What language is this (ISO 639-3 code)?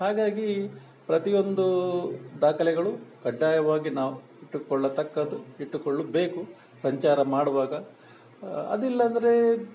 kan